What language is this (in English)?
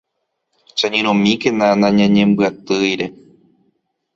Guarani